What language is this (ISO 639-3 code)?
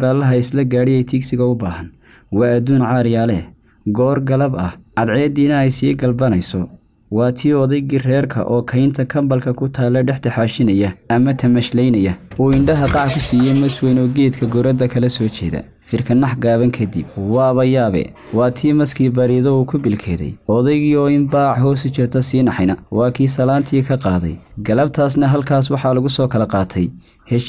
ara